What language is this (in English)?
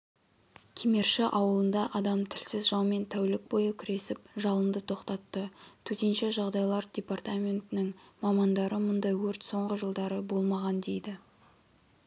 Kazakh